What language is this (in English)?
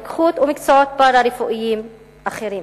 Hebrew